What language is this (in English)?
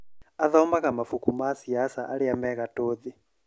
Kikuyu